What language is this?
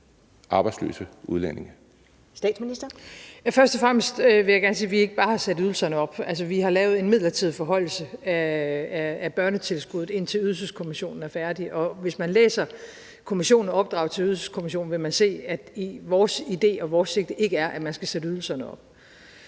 Danish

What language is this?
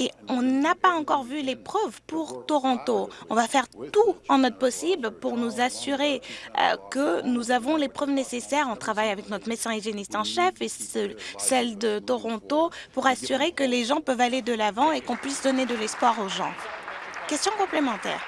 French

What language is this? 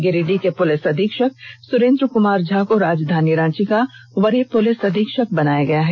Hindi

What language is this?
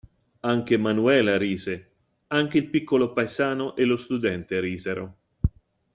Italian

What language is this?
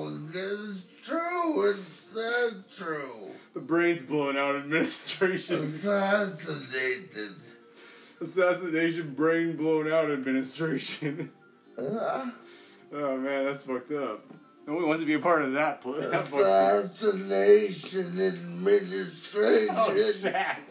English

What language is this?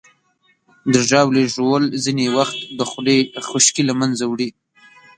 Pashto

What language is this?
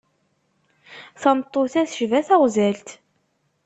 Kabyle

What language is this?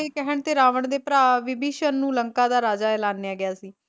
Punjabi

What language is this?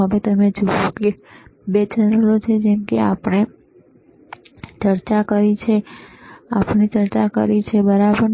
Gujarati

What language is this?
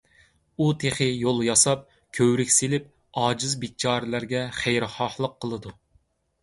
Uyghur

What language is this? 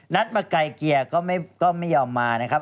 Thai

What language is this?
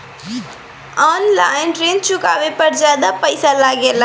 Bhojpuri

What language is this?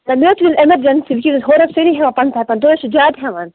Kashmiri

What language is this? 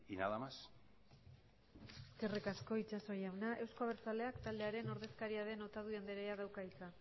Basque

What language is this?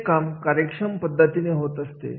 Marathi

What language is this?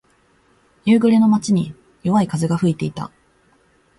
Japanese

